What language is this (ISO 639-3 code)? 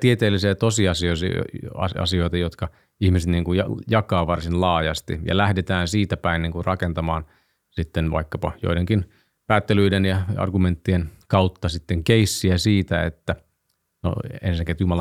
fin